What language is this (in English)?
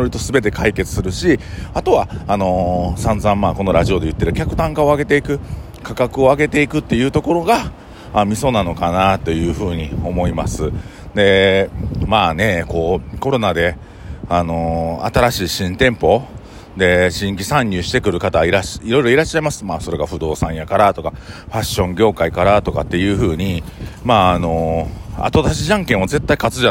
Japanese